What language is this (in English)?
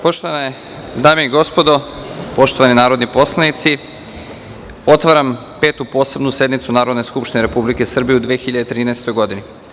Serbian